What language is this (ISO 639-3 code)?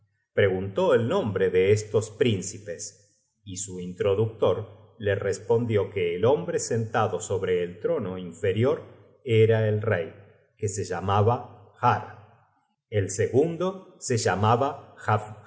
spa